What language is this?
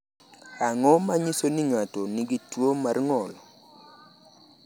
Luo (Kenya and Tanzania)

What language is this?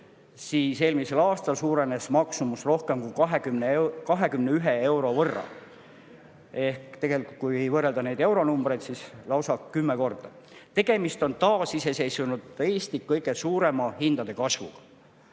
Estonian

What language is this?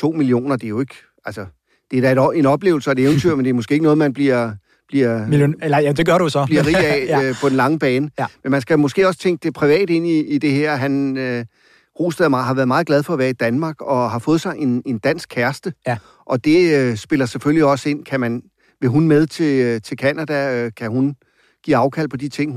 Danish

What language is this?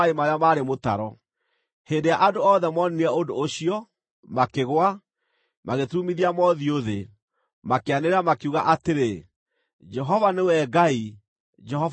Kikuyu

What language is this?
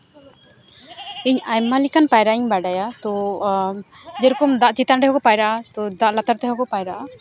Santali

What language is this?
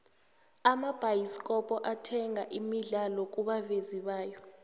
South Ndebele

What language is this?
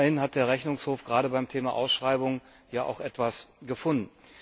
German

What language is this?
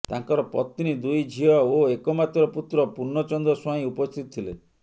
Odia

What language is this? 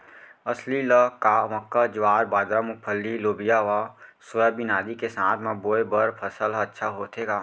Chhattisgarhi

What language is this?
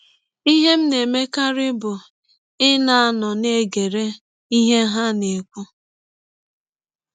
Igbo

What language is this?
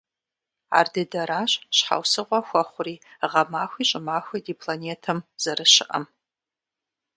Kabardian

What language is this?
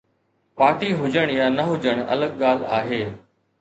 Sindhi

